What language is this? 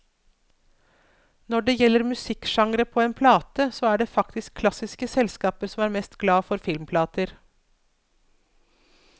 Norwegian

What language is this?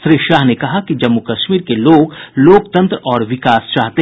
Hindi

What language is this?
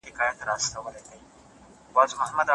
Pashto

